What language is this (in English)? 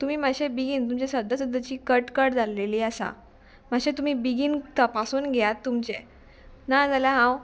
Konkani